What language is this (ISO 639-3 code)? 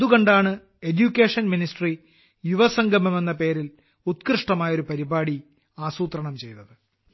mal